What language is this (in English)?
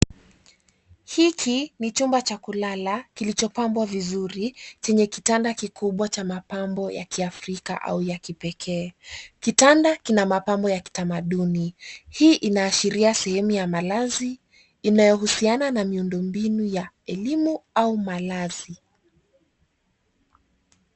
Swahili